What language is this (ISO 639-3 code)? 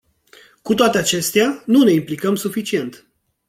ron